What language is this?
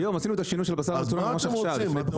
Hebrew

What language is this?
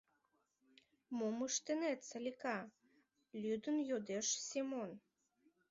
Mari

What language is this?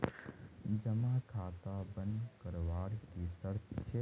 Magahi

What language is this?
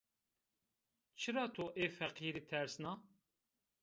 Zaza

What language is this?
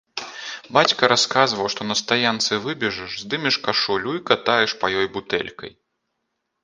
Belarusian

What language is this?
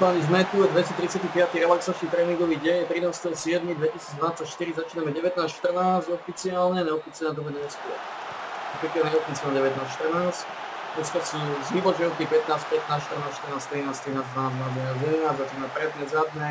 Slovak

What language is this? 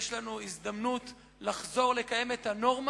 Hebrew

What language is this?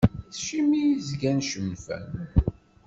Kabyle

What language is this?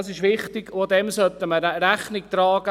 Swiss German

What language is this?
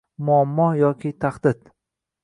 Uzbek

